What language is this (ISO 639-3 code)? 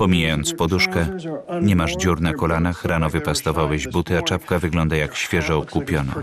pol